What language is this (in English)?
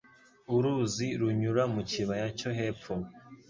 Kinyarwanda